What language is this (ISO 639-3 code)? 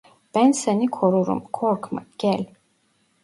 tur